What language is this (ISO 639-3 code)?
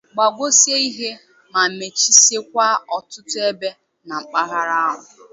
ibo